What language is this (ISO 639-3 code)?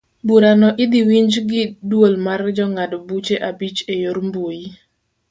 luo